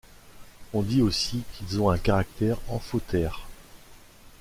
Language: French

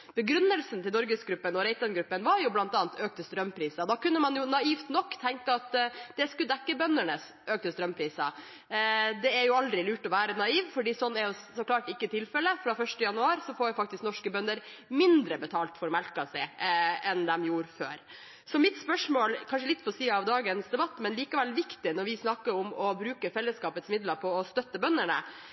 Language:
Norwegian Bokmål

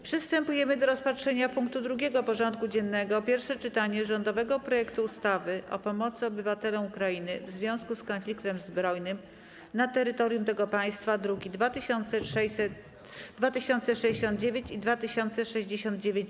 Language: Polish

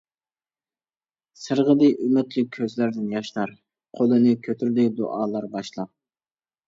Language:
Uyghur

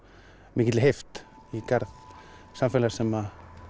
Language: Icelandic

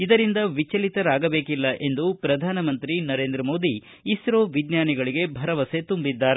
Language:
Kannada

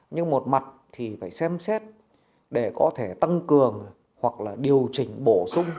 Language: Vietnamese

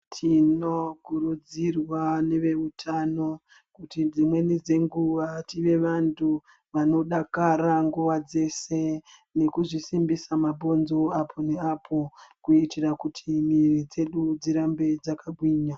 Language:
Ndau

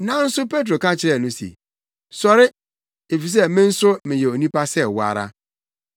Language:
Akan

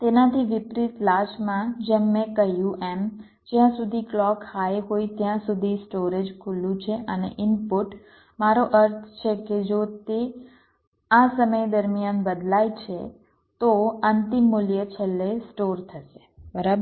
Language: Gujarati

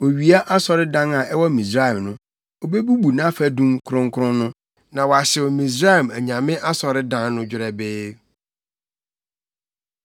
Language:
Akan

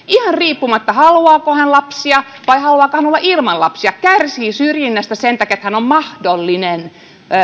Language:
Finnish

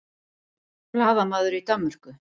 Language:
Icelandic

